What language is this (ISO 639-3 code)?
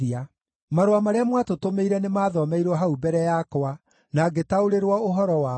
kik